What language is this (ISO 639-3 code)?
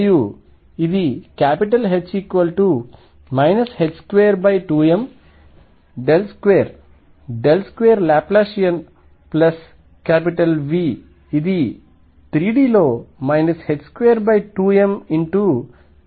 tel